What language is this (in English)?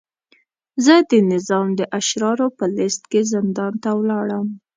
Pashto